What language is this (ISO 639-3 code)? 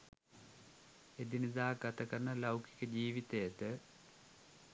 sin